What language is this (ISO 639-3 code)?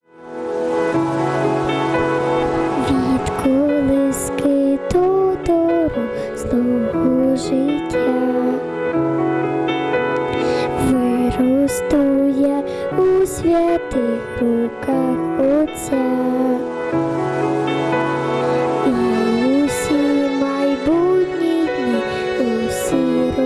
ind